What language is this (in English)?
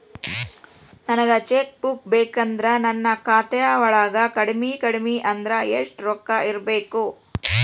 Kannada